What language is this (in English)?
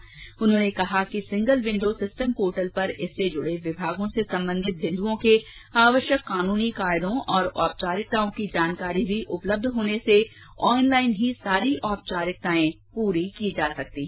Hindi